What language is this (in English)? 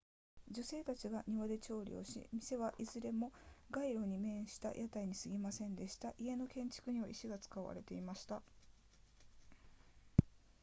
Japanese